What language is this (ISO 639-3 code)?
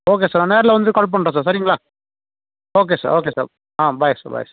tam